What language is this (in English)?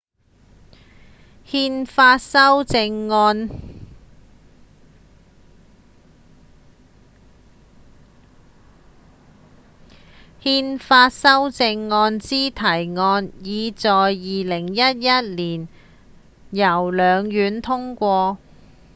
Cantonese